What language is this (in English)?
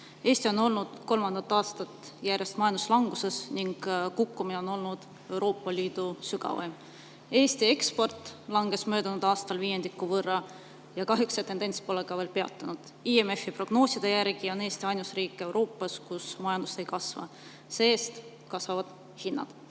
Estonian